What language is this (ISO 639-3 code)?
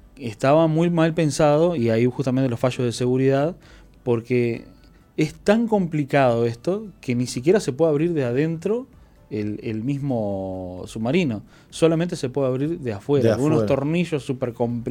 spa